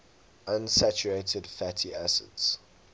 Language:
English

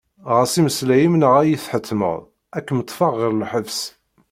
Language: Kabyle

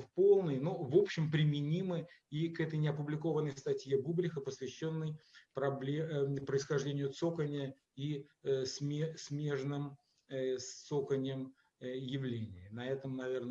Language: Russian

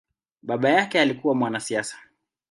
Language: Swahili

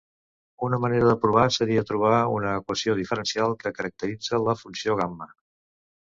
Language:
Catalan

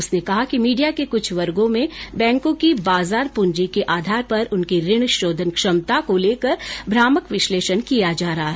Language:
Hindi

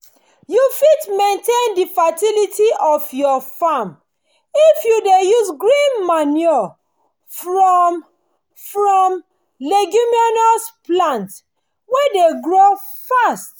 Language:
Nigerian Pidgin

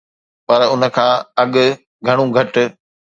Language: Sindhi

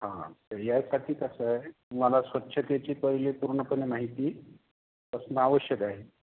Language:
Marathi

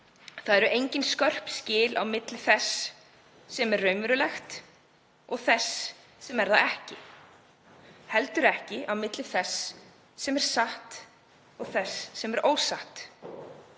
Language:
Icelandic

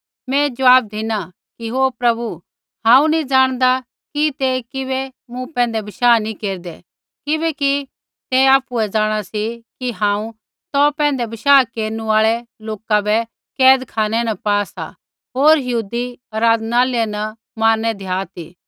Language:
Kullu Pahari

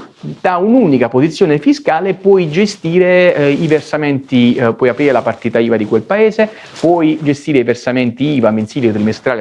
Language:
Italian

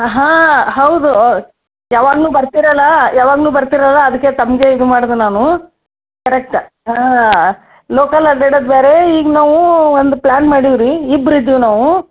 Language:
Kannada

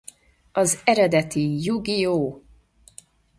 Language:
Hungarian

